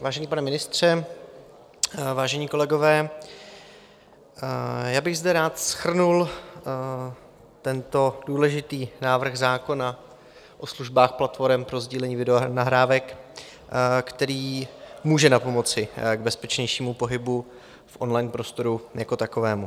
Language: Czech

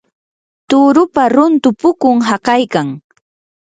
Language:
Yanahuanca Pasco Quechua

